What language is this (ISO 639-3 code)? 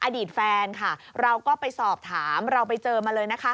tha